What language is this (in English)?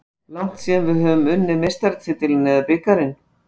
Icelandic